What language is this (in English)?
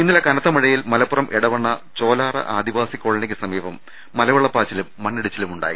Malayalam